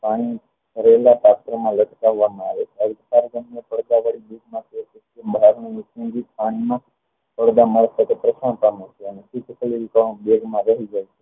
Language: Gujarati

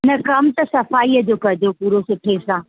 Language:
Sindhi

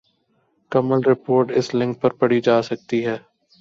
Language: Urdu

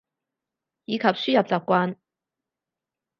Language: Cantonese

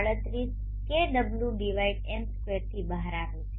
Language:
Gujarati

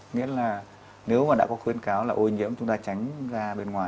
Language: Vietnamese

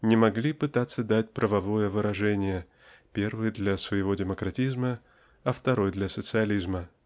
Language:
Russian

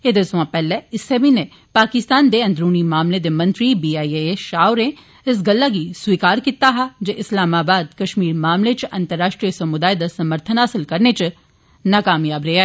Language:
Dogri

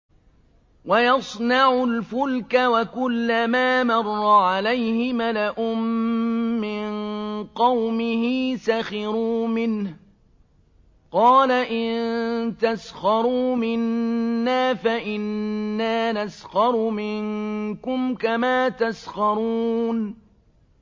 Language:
Arabic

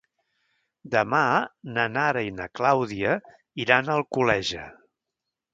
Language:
Catalan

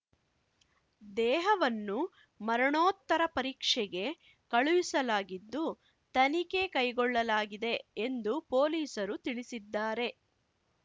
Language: Kannada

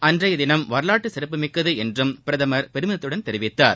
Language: Tamil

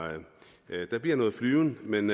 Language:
Danish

